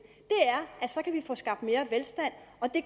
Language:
Danish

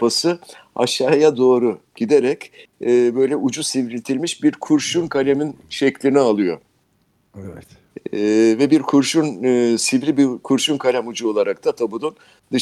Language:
Turkish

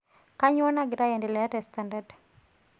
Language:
Masai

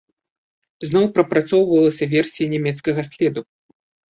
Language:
Belarusian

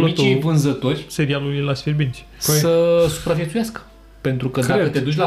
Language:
Romanian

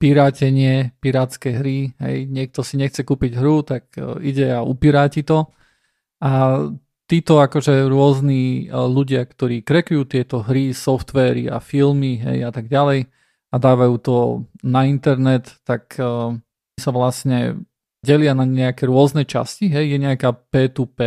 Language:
Slovak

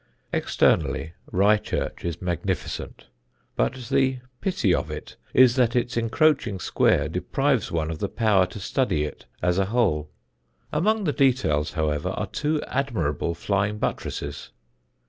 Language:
English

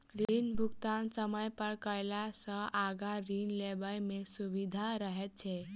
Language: Maithili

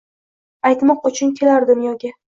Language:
Uzbek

